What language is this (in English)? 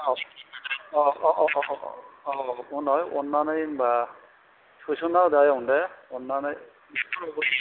Bodo